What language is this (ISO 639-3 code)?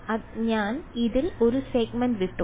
mal